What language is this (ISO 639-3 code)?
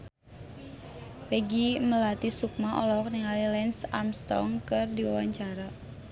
sun